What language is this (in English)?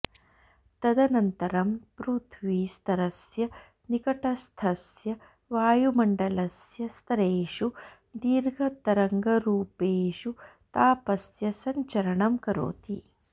Sanskrit